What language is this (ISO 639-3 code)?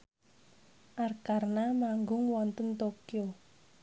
jav